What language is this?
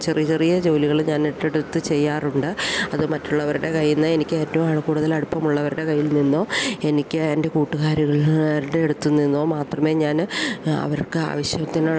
Malayalam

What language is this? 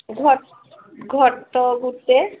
Odia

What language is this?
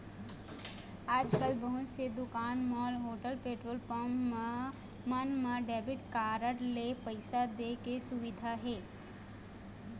Chhattisgarhi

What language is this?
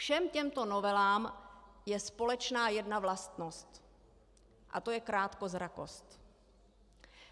Czech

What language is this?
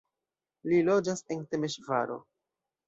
Esperanto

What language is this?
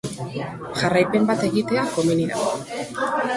Basque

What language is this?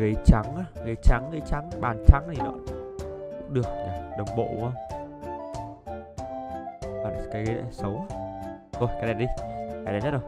Vietnamese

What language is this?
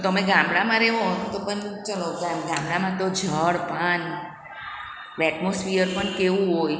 Gujarati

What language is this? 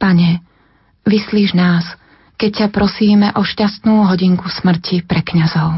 Slovak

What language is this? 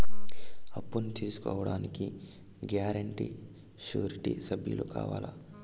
Telugu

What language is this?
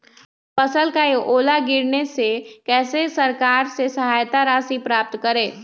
Magahi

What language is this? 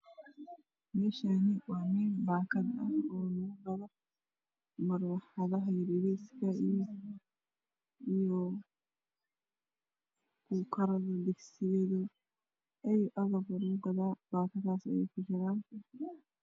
Somali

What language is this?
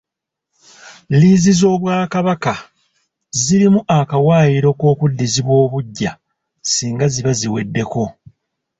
Ganda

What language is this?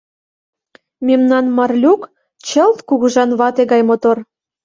Mari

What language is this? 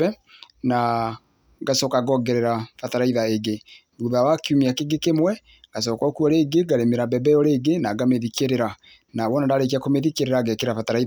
Kikuyu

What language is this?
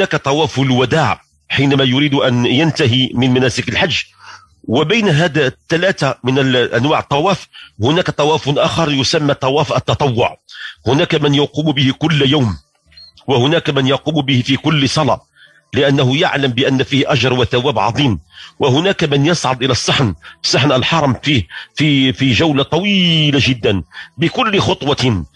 Arabic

